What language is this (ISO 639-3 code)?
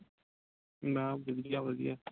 pan